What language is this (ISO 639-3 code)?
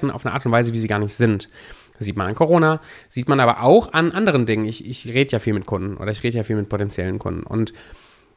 deu